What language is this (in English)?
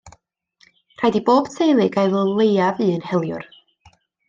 Welsh